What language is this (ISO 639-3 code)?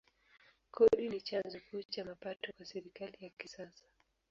swa